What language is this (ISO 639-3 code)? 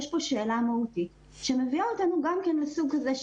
heb